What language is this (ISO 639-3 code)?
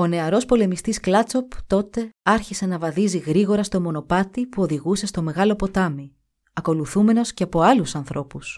ell